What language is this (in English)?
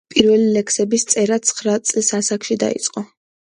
Georgian